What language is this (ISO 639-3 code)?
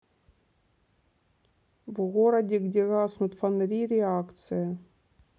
rus